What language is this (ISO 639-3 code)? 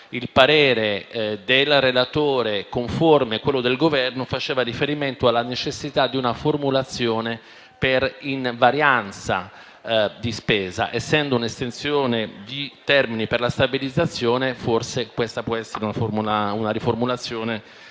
ita